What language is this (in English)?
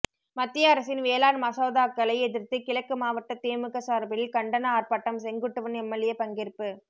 Tamil